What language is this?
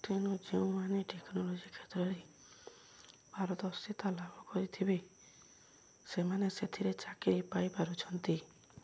Odia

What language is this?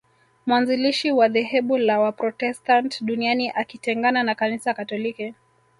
Swahili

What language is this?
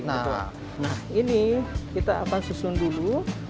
Indonesian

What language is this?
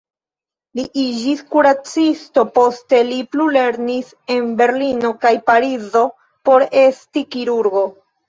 Esperanto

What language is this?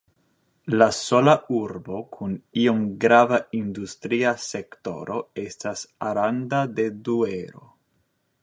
Esperanto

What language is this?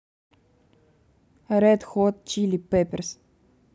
Russian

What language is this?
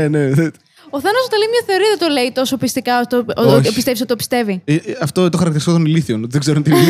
Greek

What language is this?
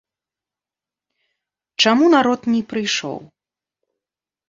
Belarusian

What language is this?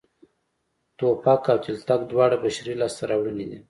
Pashto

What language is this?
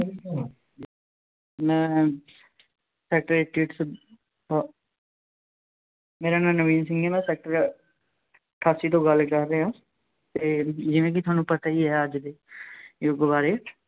Punjabi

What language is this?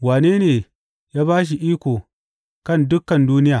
Hausa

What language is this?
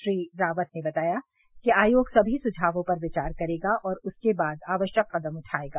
Hindi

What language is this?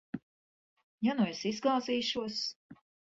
Latvian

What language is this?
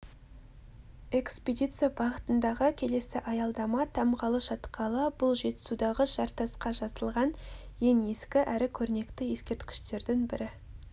Kazakh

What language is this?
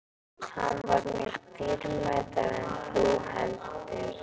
Icelandic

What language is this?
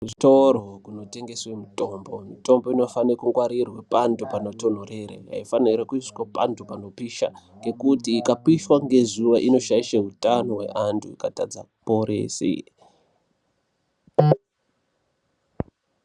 Ndau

